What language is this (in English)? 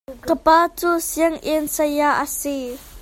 Hakha Chin